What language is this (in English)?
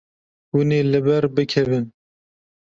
Kurdish